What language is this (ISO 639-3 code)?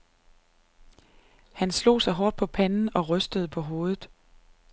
dan